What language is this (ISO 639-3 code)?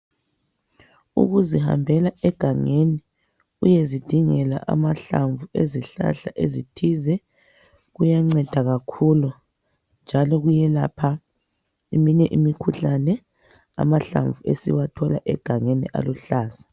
nde